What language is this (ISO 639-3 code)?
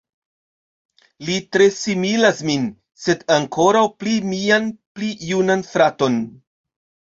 epo